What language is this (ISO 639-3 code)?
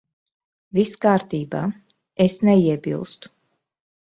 lav